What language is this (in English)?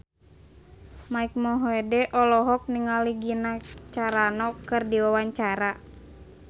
Sundanese